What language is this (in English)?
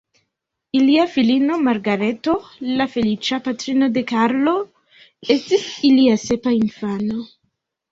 Esperanto